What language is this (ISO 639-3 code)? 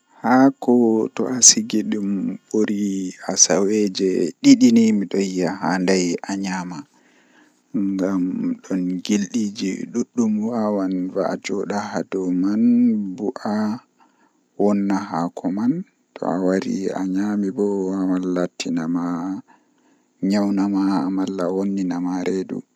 fuh